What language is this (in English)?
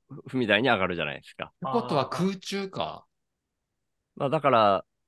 Japanese